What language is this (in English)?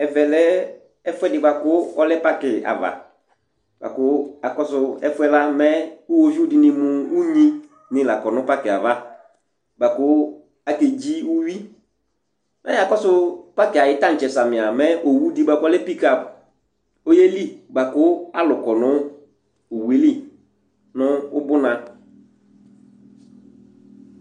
Ikposo